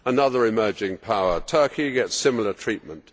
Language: English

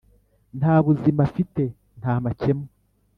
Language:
Kinyarwanda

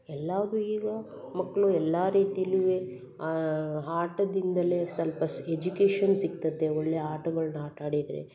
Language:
Kannada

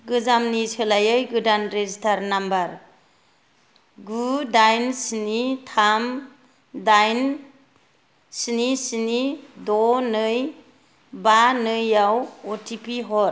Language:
Bodo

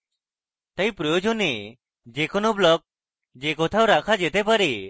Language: Bangla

